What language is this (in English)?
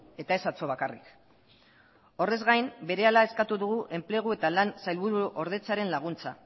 Basque